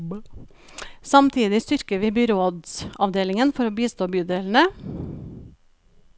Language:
Norwegian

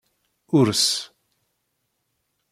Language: Kabyle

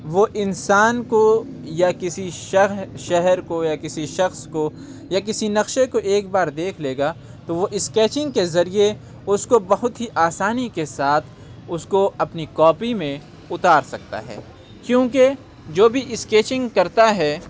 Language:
Urdu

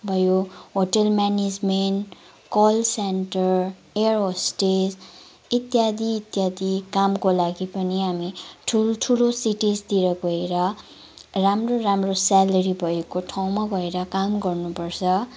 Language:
Nepali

